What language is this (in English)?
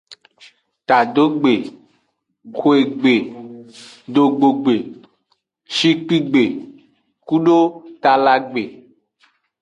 Aja (Benin)